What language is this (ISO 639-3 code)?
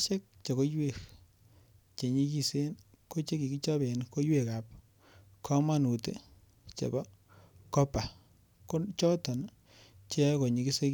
kln